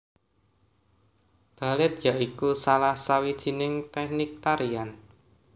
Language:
Javanese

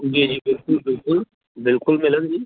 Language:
Dogri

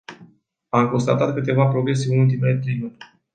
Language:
Romanian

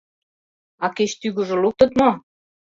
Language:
Mari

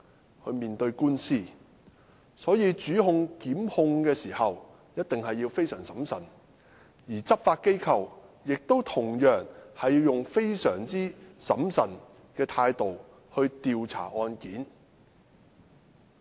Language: Cantonese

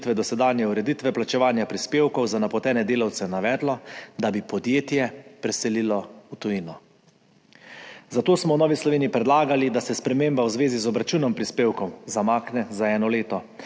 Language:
Slovenian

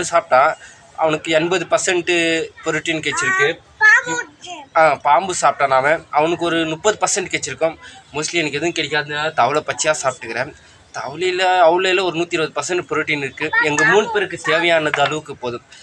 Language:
Thai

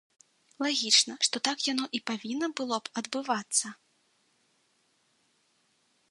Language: Belarusian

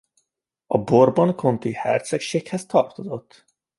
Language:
Hungarian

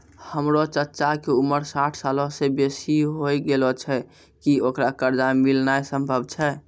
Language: Maithili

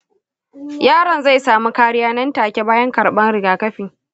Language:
Hausa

